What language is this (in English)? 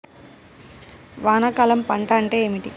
Telugu